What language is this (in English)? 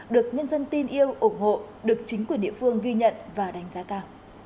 Vietnamese